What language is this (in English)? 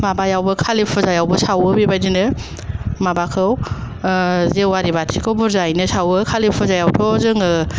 Bodo